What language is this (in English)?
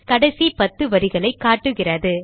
Tamil